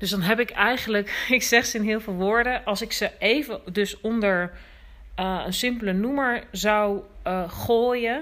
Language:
Dutch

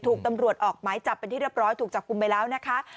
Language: Thai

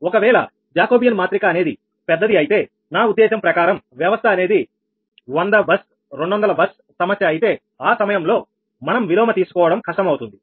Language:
Telugu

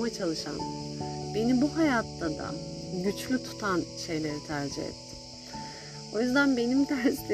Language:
Turkish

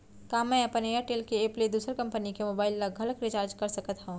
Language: Chhattisgarhi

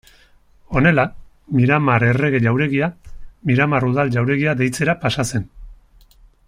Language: Basque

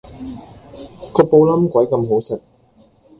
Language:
Cantonese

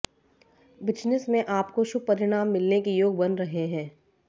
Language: Hindi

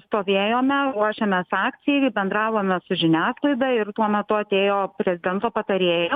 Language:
Lithuanian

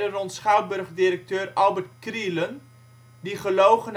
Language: Dutch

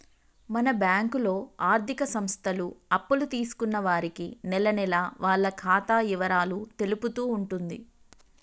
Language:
Telugu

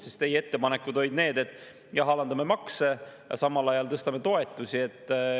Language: Estonian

